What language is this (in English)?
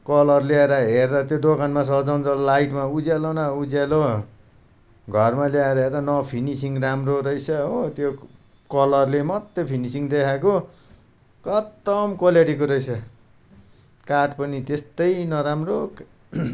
Nepali